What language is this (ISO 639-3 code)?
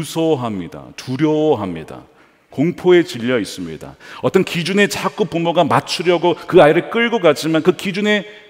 kor